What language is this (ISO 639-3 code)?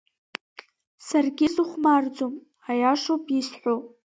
abk